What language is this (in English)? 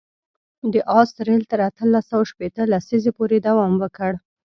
Pashto